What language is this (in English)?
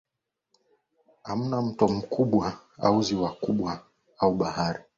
Swahili